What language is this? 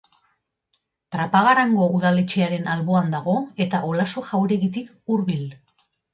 Basque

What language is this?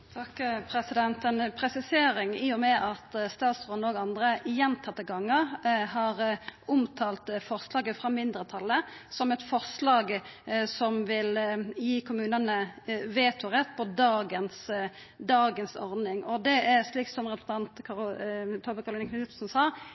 Norwegian Nynorsk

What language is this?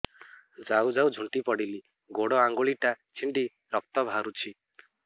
Odia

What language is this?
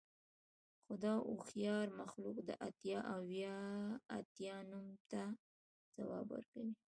Pashto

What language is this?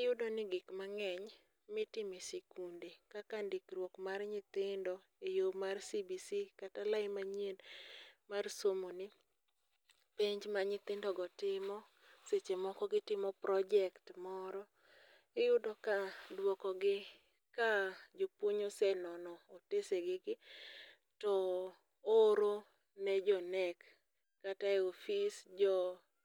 Luo (Kenya and Tanzania)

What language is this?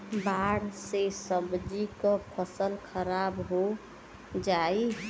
Bhojpuri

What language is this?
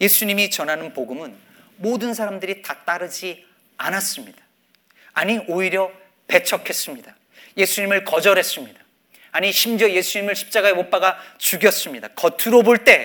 Korean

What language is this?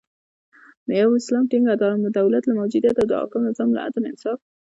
Pashto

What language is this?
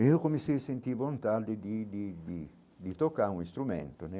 Portuguese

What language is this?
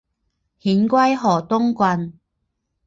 Chinese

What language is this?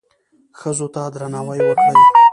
Pashto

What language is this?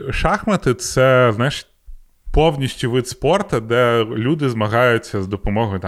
Ukrainian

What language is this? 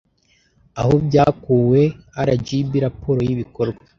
Kinyarwanda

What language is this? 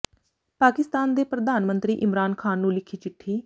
Punjabi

